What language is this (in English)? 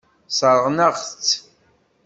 Kabyle